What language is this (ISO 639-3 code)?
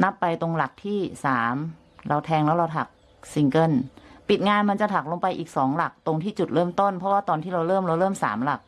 tha